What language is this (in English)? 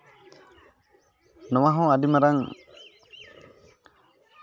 Santali